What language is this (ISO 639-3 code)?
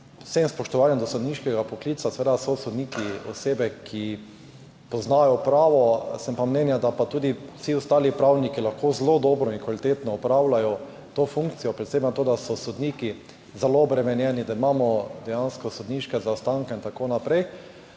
slv